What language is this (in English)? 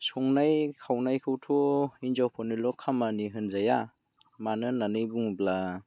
Bodo